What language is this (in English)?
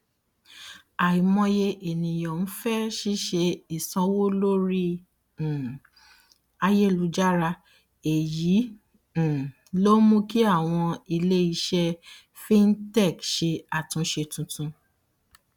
Yoruba